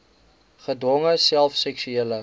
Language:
Afrikaans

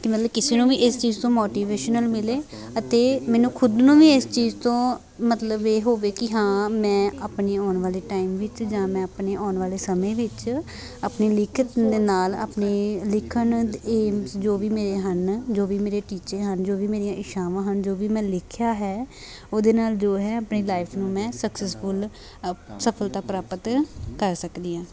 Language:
Punjabi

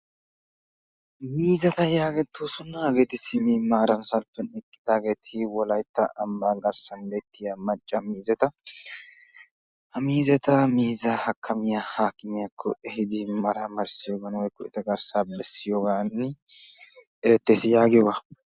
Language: Wolaytta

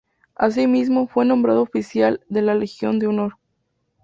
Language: Spanish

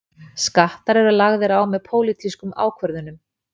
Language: Icelandic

